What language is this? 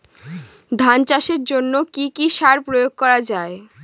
Bangla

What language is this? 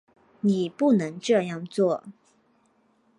Chinese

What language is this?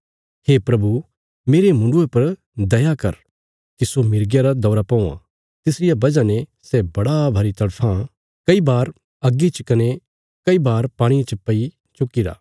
Bilaspuri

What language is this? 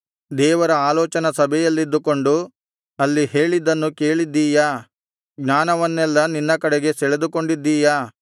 Kannada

